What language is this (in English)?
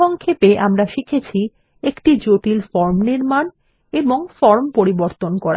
Bangla